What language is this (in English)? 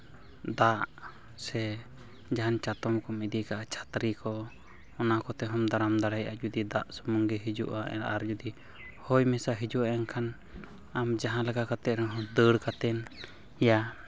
Santali